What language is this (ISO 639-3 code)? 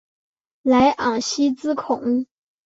zho